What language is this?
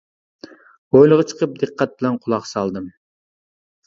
Uyghur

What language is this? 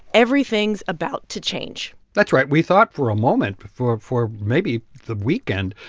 English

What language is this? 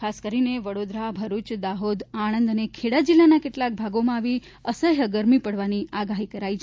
Gujarati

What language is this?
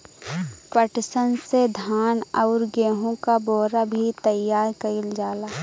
Bhojpuri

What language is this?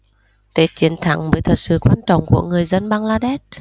Vietnamese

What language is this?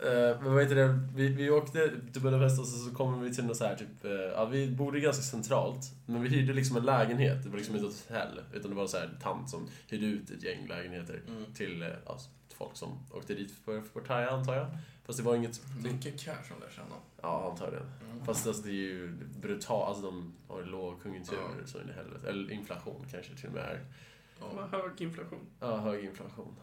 Swedish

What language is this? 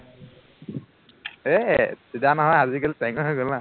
Assamese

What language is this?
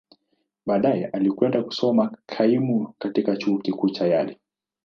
Swahili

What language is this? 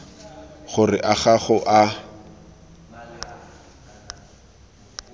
Tswana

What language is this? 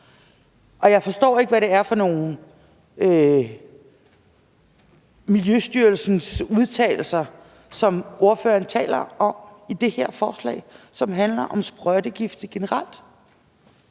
Danish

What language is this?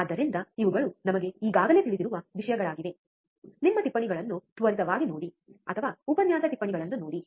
Kannada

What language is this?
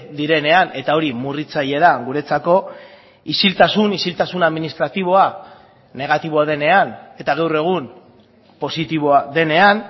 Basque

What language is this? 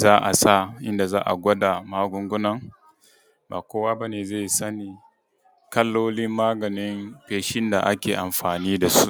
Hausa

